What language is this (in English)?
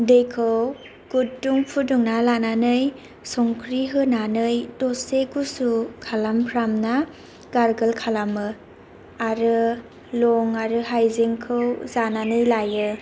Bodo